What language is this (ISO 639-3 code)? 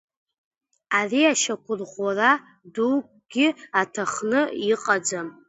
abk